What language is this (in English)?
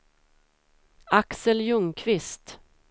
Swedish